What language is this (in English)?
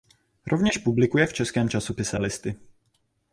Czech